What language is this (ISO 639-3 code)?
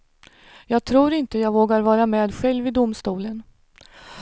swe